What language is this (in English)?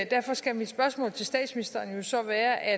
Danish